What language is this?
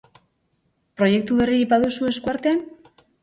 Basque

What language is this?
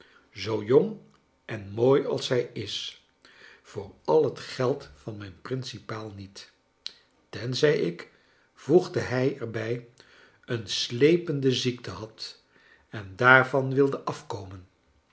Dutch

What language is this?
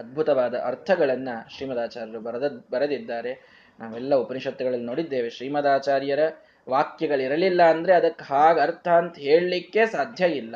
Kannada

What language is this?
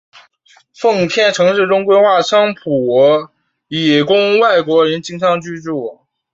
Chinese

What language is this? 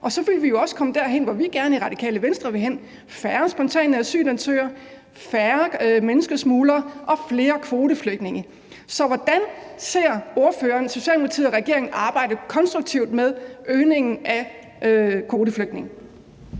Danish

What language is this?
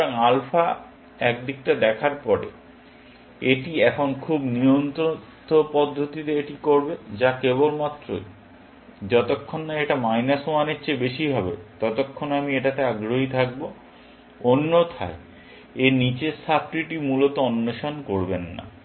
Bangla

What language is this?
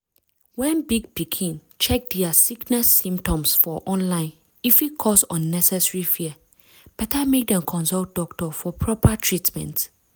Nigerian Pidgin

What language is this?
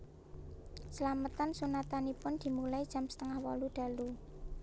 Javanese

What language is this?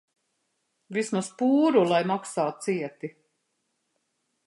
Latvian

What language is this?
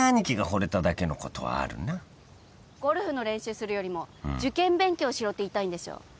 Japanese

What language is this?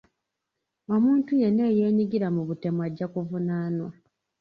Ganda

